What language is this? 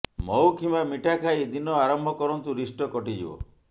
Odia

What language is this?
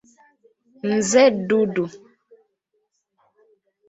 Ganda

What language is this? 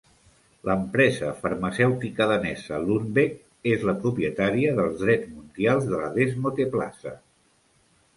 Catalan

